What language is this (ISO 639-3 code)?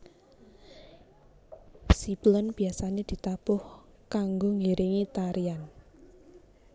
jav